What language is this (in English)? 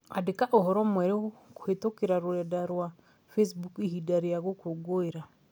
Kikuyu